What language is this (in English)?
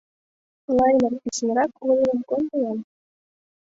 Mari